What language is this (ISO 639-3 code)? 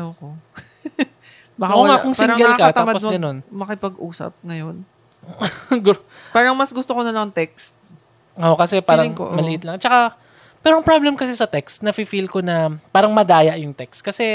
fil